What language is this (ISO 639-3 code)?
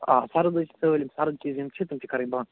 kas